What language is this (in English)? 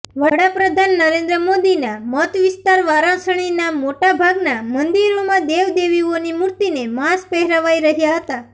Gujarati